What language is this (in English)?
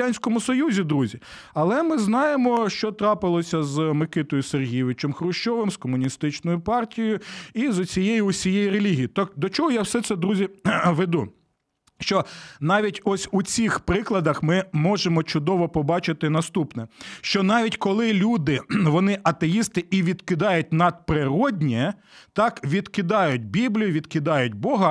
Ukrainian